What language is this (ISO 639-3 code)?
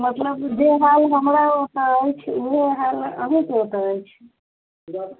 mai